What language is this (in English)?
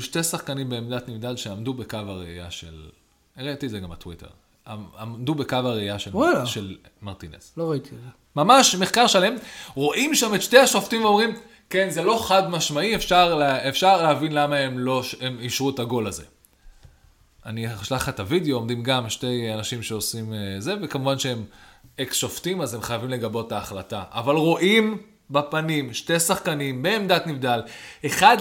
Hebrew